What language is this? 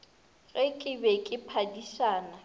Northern Sotho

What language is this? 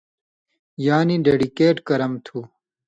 Indus Kohistani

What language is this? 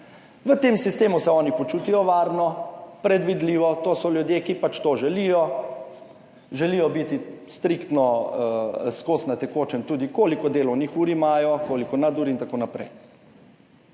Slovenian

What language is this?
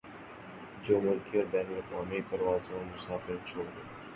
Urdu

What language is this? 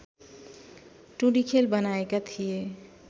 Nepali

